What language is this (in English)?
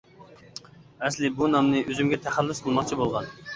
Uyghur